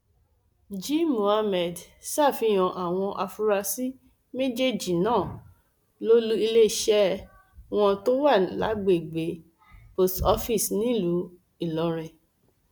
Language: Yoruba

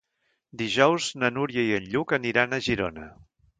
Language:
Catalan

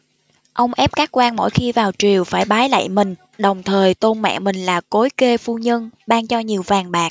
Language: Vietnamese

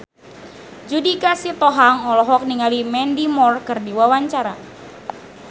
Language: Sundanese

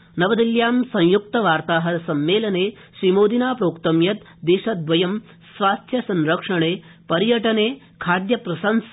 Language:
Sanskrit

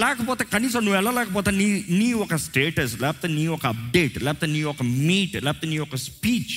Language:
Telugu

